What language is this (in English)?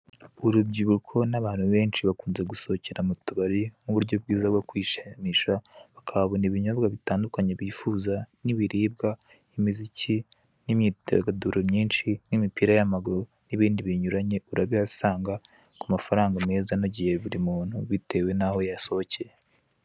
Kinyarwanda